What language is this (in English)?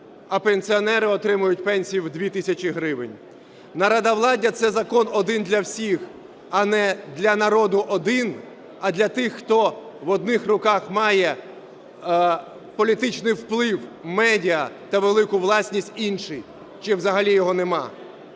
Ukrainian